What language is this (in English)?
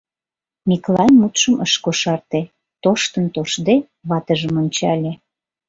Mari